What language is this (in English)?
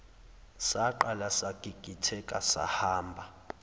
Zulu